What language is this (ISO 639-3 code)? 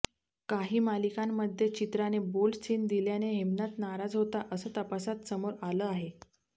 mar